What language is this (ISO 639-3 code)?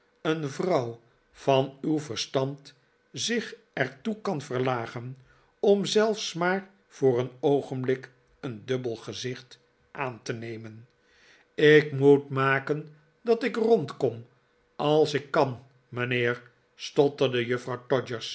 nld